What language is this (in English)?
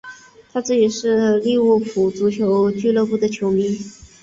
Chinese